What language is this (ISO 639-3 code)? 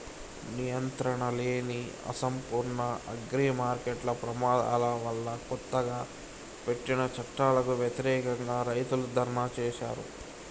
tel